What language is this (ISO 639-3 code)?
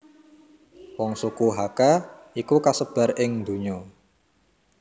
jav